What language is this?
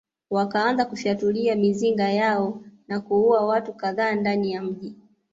Swahili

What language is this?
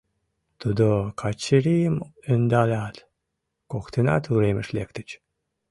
Mari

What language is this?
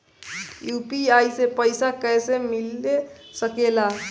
Bhojpuri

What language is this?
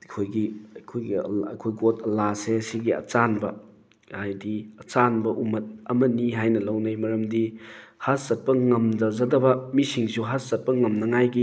Manipuri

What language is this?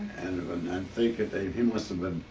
English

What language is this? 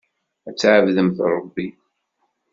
Kabyle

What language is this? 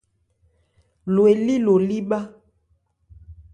Ebrié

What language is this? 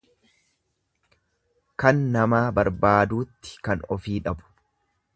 Oromo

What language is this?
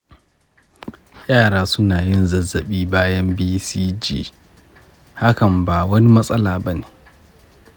Hausa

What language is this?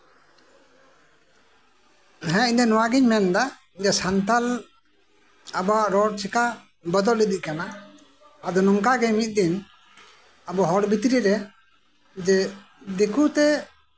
Santali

